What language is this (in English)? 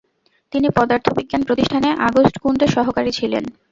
Bangla